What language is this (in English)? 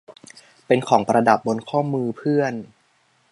Thai